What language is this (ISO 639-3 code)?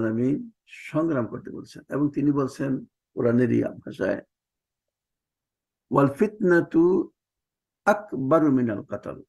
ara